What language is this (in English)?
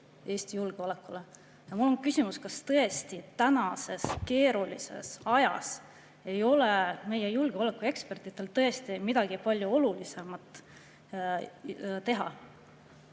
Estonian